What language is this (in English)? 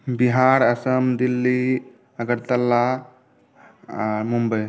Maithili